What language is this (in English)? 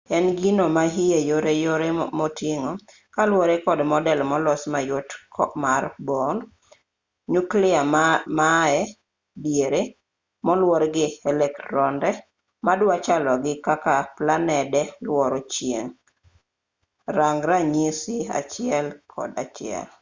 Luo (Kenya and Tanzania)